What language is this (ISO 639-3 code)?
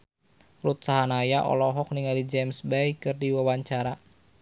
sun